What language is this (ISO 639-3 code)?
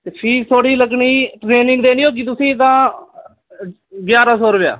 doi